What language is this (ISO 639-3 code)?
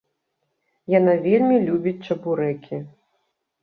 bel